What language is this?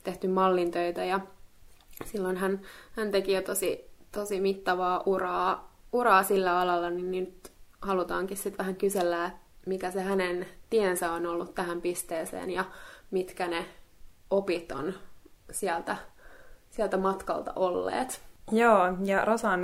Finnish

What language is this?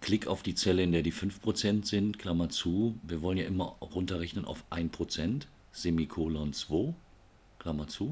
German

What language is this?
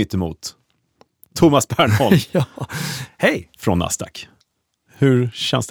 Swedish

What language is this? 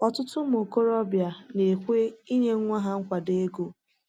Igbo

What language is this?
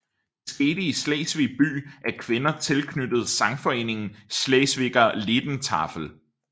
Danish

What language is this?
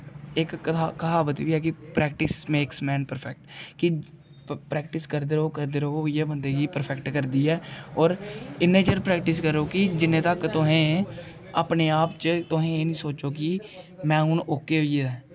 Dogri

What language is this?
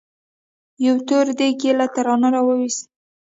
Pashto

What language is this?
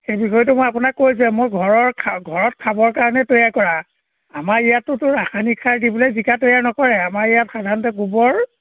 Assamese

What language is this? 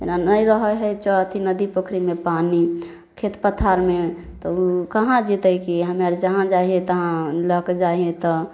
Maithili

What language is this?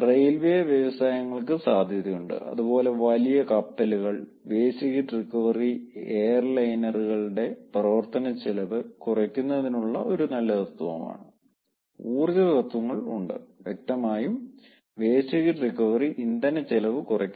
Malayalam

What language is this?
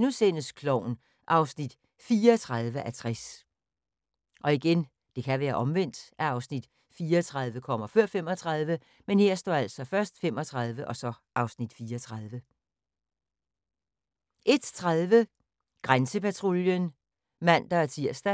Danish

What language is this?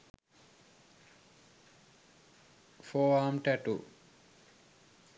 Sinhala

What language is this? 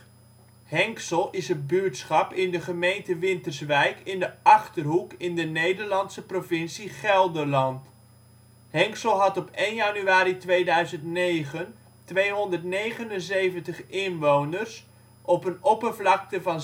Dutch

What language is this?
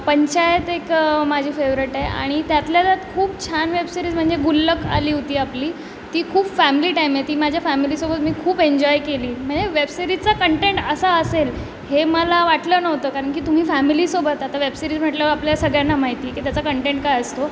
Marathi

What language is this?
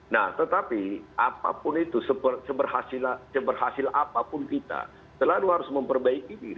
Indonesian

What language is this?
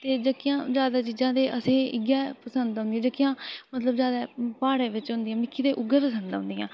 Dogri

